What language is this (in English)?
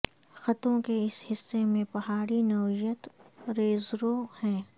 Urdu